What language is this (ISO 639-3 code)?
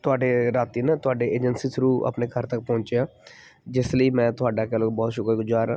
pan